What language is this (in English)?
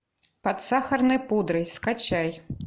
Russian